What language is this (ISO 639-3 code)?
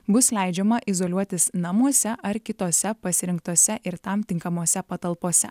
lit